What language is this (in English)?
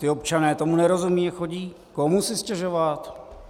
Czech